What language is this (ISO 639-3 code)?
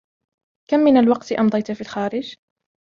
ara